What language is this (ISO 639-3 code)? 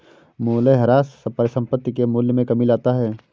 hin